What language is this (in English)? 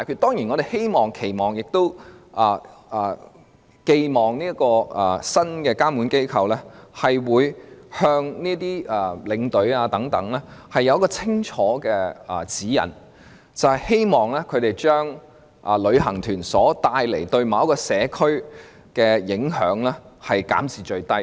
Cantonese